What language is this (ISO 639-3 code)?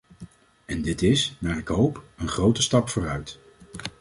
nld